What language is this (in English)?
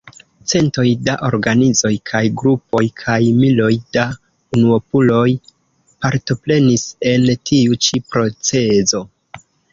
Esperanto